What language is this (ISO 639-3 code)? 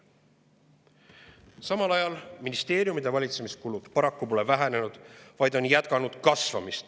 est